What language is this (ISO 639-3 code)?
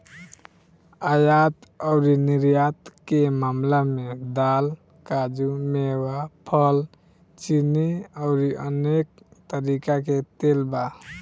bho